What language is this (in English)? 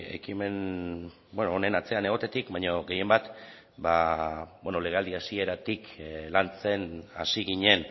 Basque